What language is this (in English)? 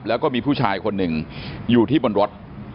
Thai